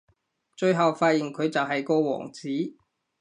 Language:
Cantonese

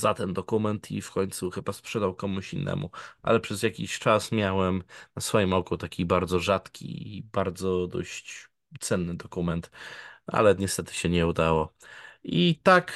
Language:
Polish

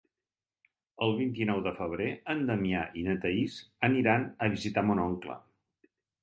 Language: Catalan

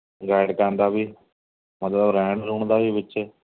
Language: Punjabi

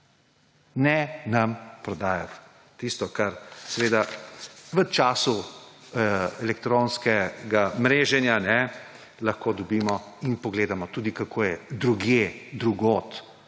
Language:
Slovenian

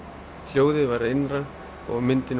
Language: Icelandic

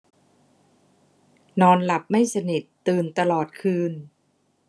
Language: Thai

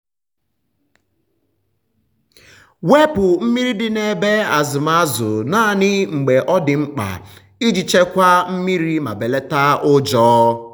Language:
Igbo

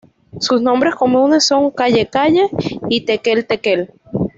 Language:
Spanish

